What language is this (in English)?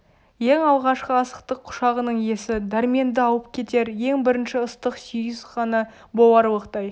Kazakh